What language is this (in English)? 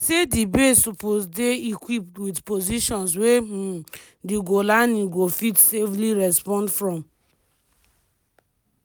Nigerian Pidgin